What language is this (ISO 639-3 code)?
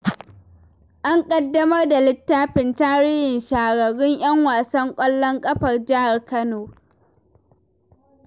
hau